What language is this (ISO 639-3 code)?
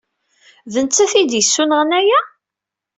kab